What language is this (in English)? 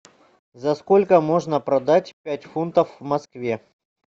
Russian